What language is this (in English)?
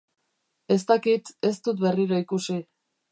Basque